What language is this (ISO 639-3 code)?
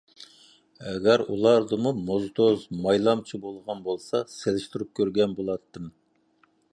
uig